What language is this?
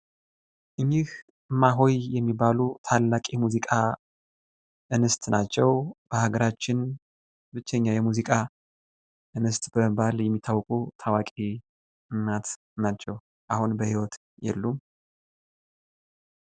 Amharic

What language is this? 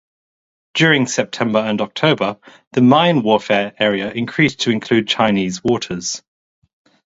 English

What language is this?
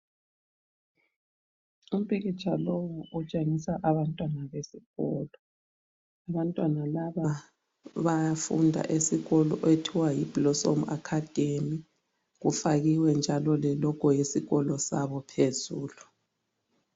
North Ndebele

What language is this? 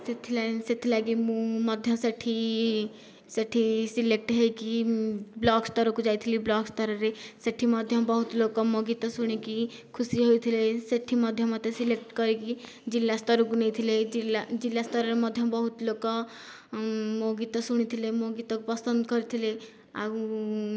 Odia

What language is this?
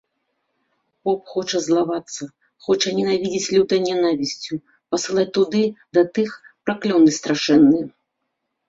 Belarusian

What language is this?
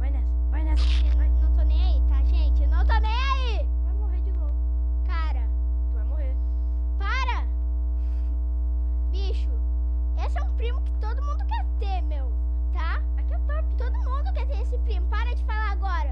Portuguese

